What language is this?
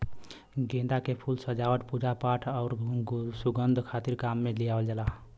Bhojpuri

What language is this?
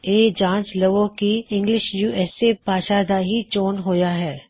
Punjabi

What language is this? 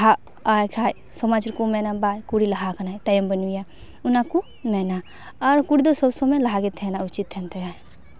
Santali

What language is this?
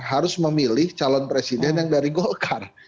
Indonesian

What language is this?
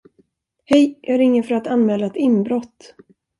Swedish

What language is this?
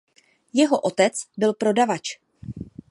Czech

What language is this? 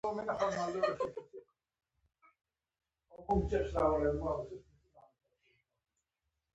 Pashto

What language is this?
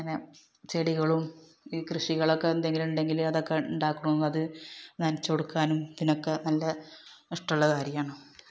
Malayalam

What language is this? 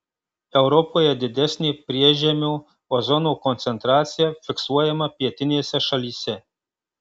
Lithuanian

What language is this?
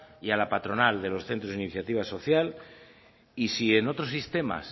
Spanish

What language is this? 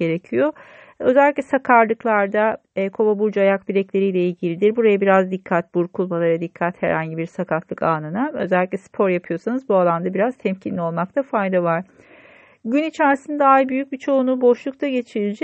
Turkish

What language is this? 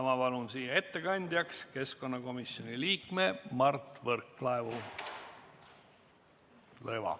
Estonian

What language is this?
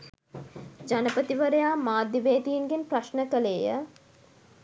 Sinhala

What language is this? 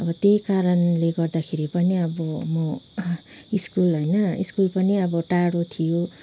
Nepali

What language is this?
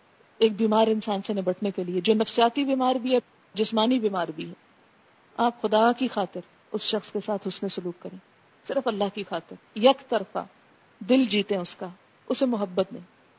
Urdu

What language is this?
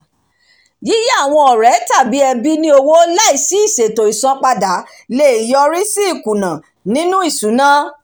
Yoruba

